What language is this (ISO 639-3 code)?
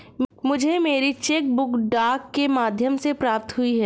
hin